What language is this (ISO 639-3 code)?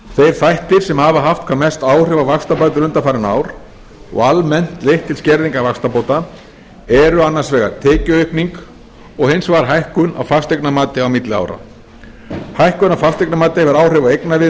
isl